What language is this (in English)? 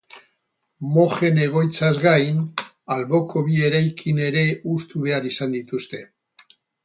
Basque